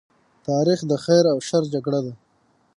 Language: Pashto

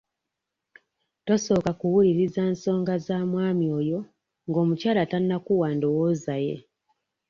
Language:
Ganda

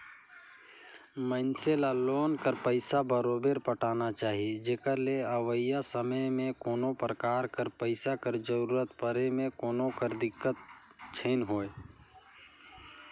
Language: Chhattisgarhi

